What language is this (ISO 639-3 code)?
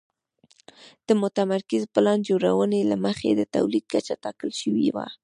pus